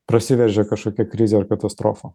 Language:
Lithuanian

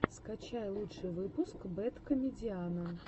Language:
Russian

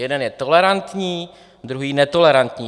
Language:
Czech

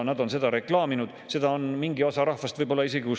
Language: Estonian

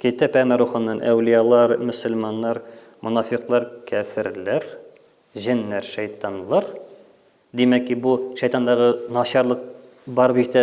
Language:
Turkish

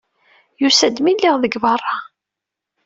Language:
Kabyle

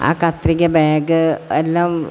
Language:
Malayalam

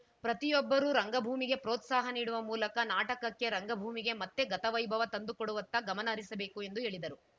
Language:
Kannada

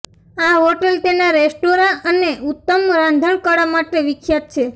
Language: Gujarati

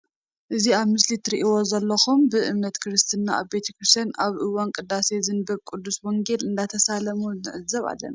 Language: Tigrinya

